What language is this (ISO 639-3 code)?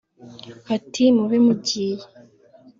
kin